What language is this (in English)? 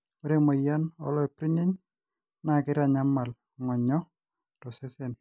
Masai